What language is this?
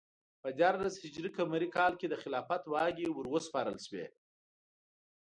Pashto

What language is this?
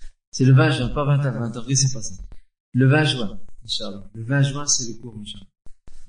French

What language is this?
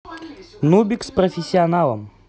Russian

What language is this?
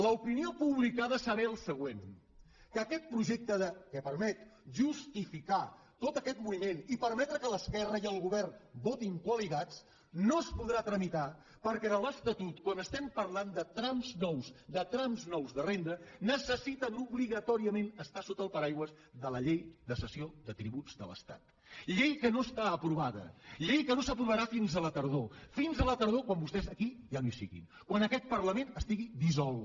Catalan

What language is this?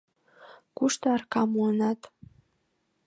Mari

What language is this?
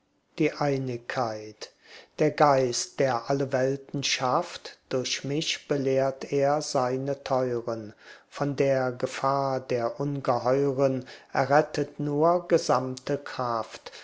German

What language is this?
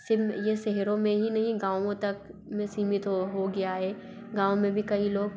Hindi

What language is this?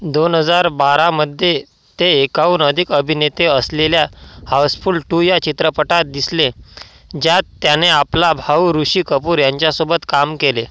Marathi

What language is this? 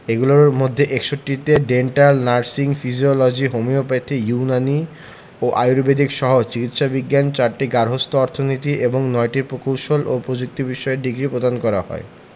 Bangla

